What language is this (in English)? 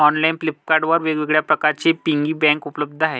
Marathi